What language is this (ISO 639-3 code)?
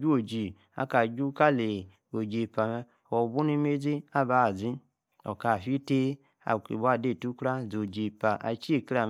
ekr